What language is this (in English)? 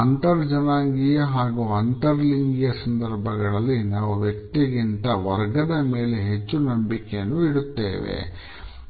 Kannada